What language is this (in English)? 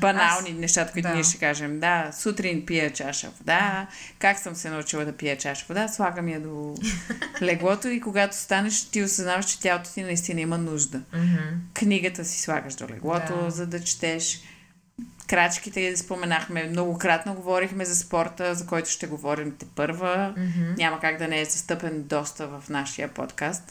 Bulgarian